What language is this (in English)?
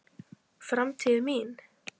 Icelandic